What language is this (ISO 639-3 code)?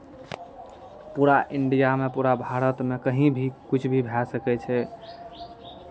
mai